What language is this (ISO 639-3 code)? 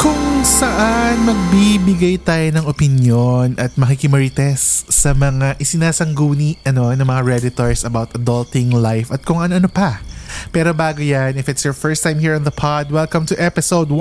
fil